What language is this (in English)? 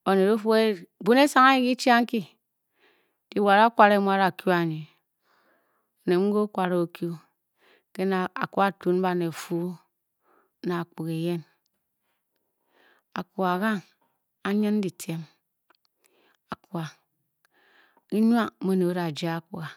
Bokyi